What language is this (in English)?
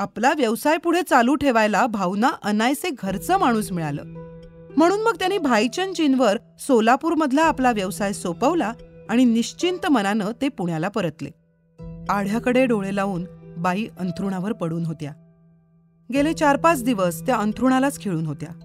Marathi